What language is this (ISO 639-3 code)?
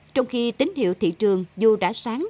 vie